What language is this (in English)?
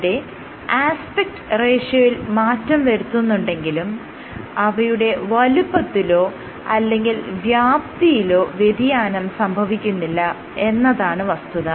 Malayalam